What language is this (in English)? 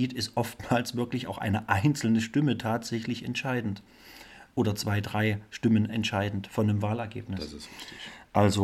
German